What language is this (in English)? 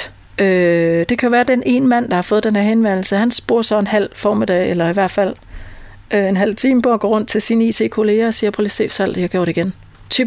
Danish